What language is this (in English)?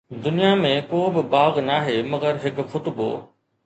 Sindhi